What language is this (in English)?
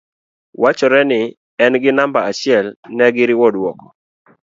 Luo (Kenya and Tanzania)